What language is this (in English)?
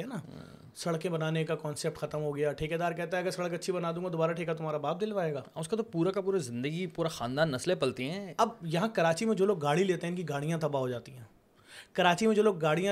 Urdu